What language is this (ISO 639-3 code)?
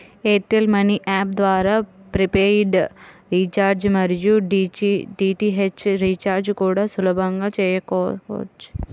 tel